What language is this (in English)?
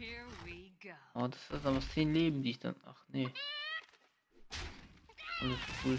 German